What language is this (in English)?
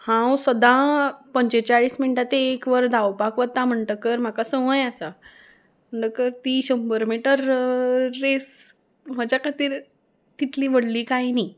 Konkani